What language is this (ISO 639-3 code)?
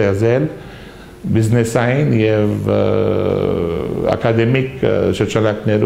ron